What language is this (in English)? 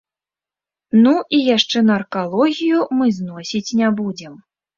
Belarusian